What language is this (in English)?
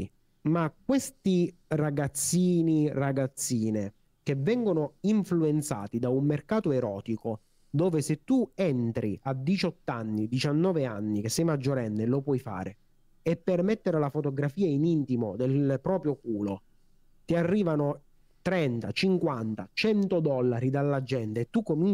Italian